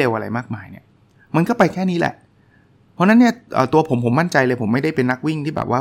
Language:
Thai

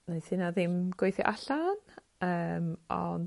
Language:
Welsh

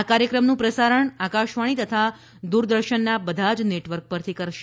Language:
Gujarati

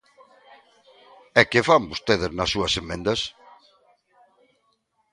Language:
Galician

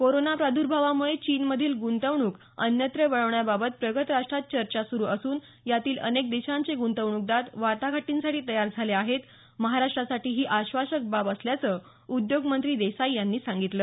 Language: Marathi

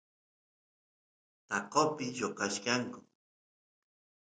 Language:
Santiago del Estero Quichua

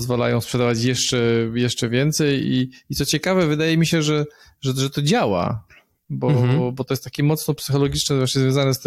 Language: Polish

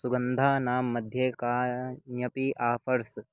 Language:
Sanskrit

